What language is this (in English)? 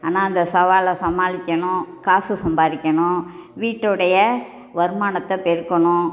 Tamil